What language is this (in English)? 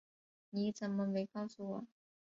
Chinese